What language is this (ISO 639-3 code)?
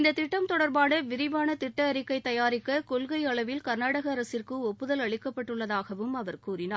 tam